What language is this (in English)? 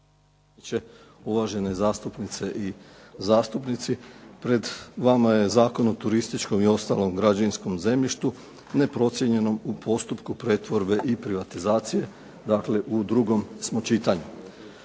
Croatian